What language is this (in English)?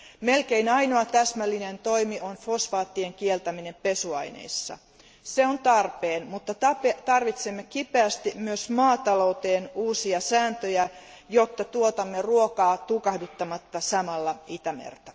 Finnish